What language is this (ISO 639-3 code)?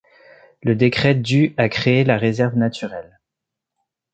fra